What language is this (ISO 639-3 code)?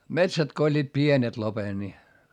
fin